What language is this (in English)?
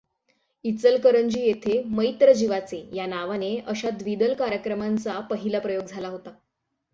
Marathi